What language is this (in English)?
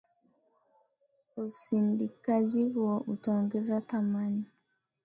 Swahili